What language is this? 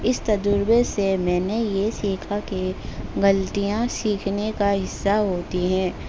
Urdu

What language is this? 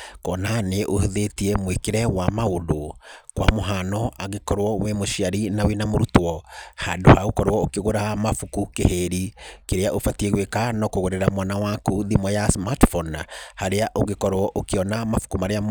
Kikuyu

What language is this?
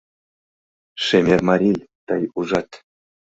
Mari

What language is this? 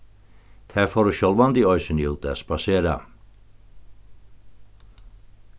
Faroese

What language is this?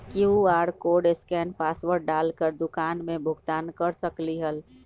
Magahi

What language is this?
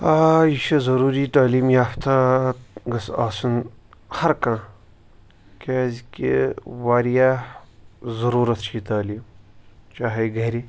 Kashmiri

